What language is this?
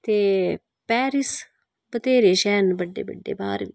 Dogri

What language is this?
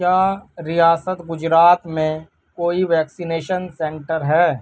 Urdu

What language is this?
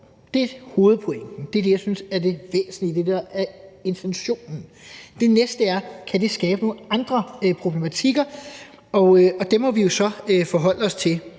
Danish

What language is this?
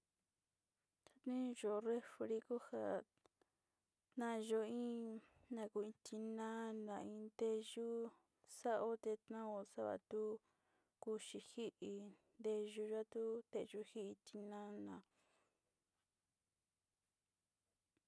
Sinicahua Mixtec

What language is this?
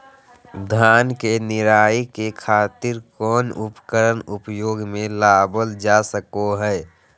Magahi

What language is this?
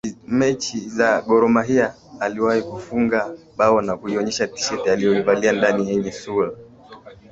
Swahili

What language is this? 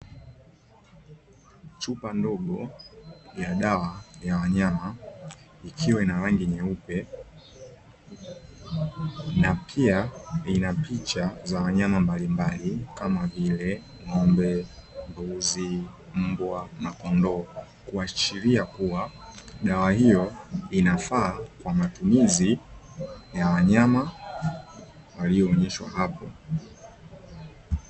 Swahili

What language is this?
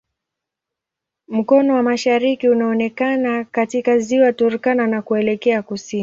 Swahili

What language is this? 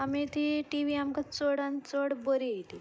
Konkani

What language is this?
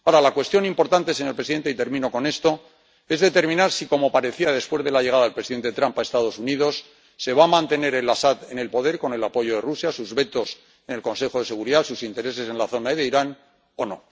Spanish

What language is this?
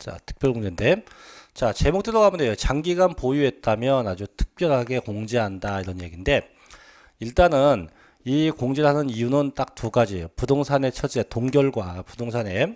Korean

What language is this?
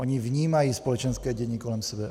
Czech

